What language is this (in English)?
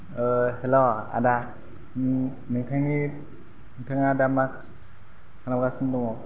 Bodo